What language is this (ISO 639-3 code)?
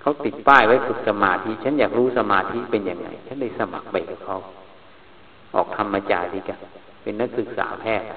tha